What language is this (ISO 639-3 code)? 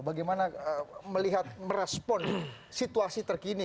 ind